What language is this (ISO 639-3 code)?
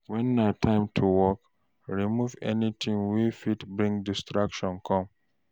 pcm